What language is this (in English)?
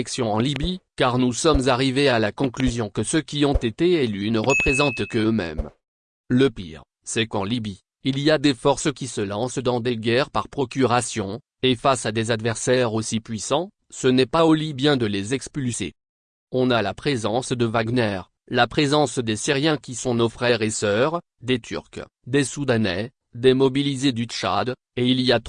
French